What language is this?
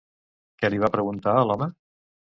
Catalan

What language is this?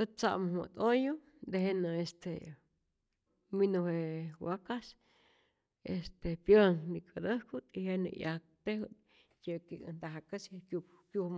Rayón Zoque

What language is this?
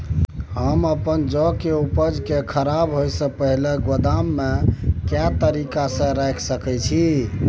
Maithili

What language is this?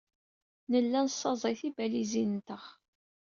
Kabyle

